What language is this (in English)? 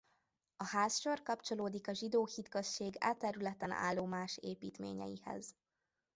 Hungarian